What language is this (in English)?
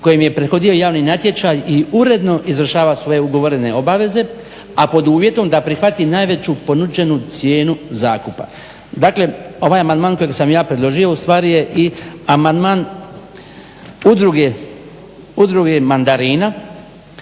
Croatian